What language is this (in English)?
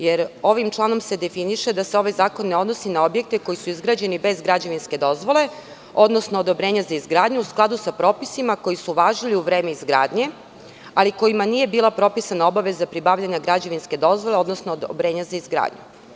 Serbian